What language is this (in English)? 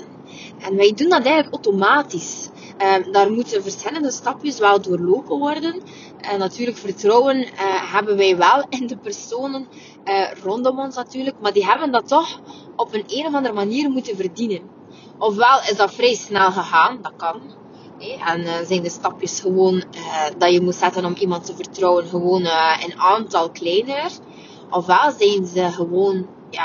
Dutch